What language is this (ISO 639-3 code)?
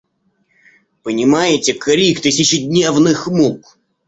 rus